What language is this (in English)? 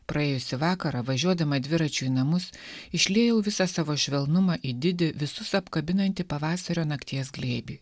Lithuanian